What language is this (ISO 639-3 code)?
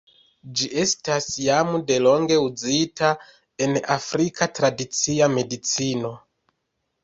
epo